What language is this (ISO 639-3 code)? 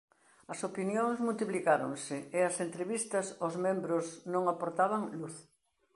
glg